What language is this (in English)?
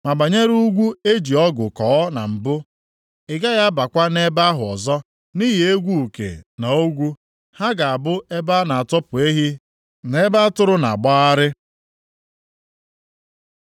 Igbo